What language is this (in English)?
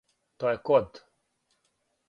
Serbian